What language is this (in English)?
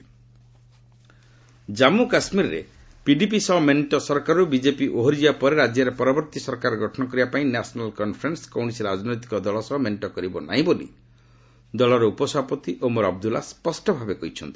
Odia